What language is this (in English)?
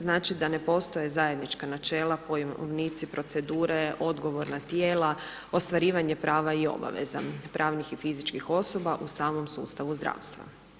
Croatian